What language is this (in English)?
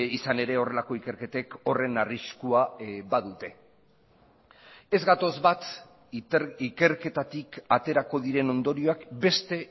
Basque